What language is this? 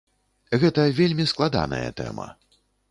Belarusian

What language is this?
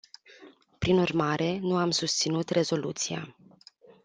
Romanian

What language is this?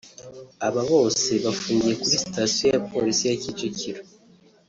Kinyarwanda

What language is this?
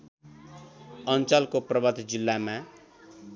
Nepali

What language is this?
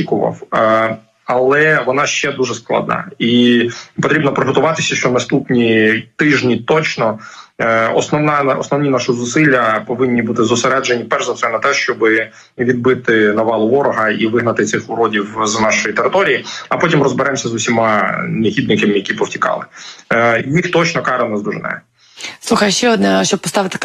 Ukrainian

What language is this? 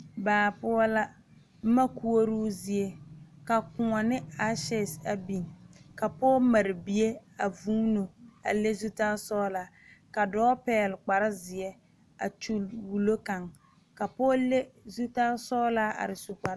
Southern Dagaare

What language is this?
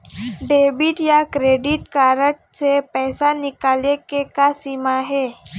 Chhattisgarhi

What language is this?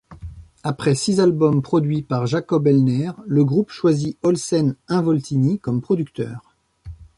French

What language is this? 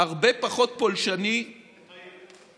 Hebrew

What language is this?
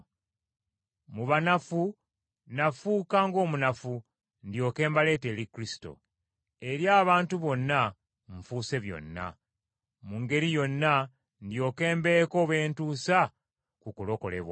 Ganda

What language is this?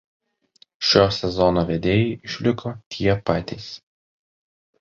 Lithuanian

